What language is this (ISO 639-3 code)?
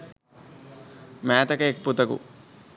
sin